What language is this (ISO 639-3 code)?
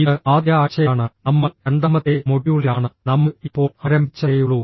mal